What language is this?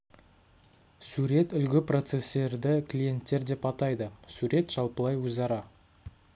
Kazakh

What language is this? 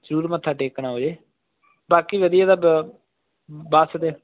Punjabi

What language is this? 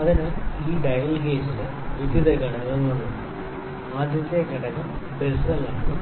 Malayalam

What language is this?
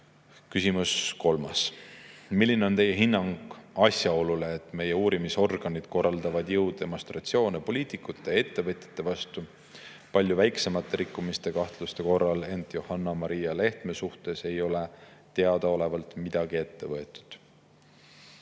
Estonian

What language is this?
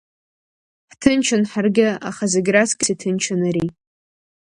Abkhazian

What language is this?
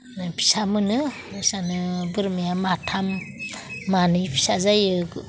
Bodo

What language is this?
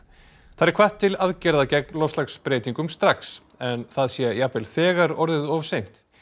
Icelandic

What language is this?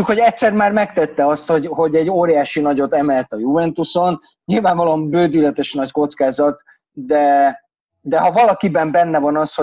Hungarian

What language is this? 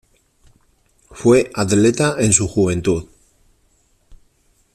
Spanish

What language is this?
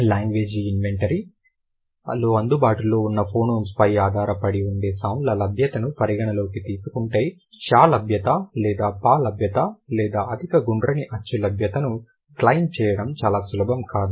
Telugu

